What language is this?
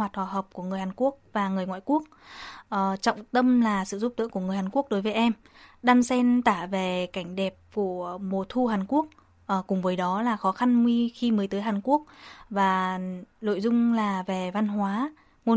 Vietnamese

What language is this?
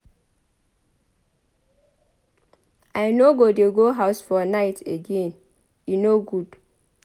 Nigerian Pidgin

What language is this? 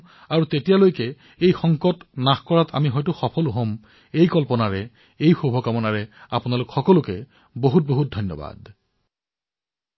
Assamese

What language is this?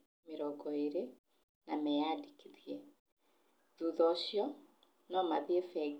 Kikuyu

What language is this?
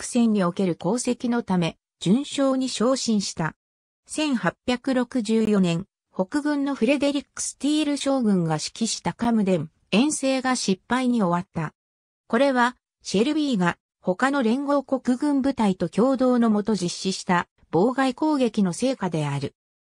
Japanese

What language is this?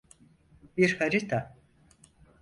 Turkish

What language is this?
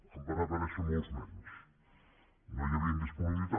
Catalan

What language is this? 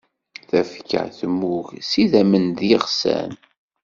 Kabyle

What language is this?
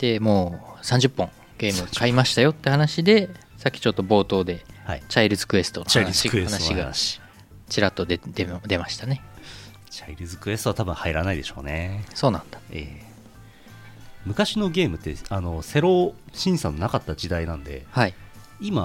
Japanese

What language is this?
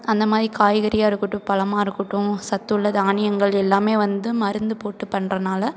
Tamil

